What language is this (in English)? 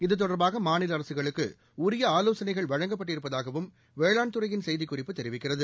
Tamil